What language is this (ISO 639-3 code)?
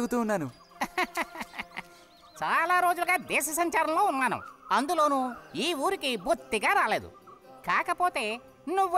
hin